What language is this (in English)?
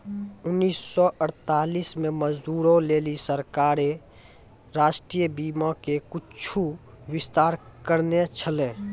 Maithili